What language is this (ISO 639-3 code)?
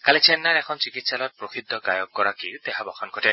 asm